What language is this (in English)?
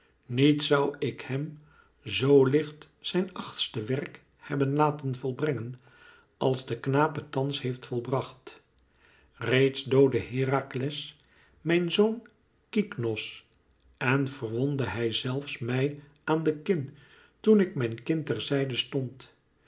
Dutch